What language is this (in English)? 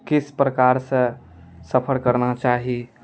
Maithili